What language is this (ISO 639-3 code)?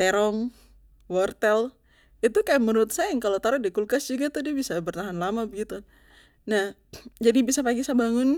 pmy